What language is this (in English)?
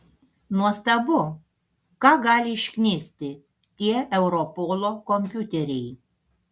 Lithuanian